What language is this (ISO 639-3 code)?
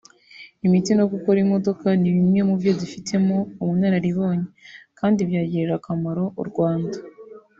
kin